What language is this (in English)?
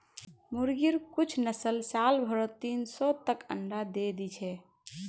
Magahi